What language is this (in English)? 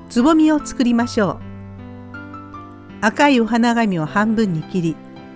Japanese